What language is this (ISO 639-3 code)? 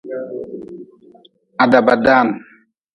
nmz